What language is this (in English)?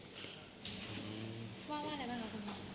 Thai